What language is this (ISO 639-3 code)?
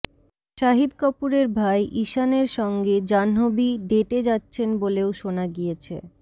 ben